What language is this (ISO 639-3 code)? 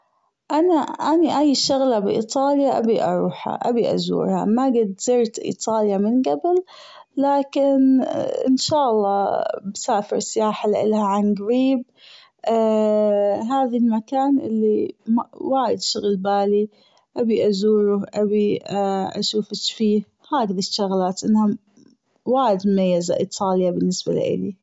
afb